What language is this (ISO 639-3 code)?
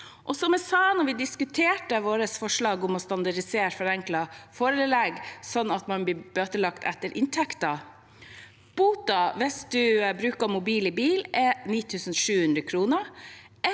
nor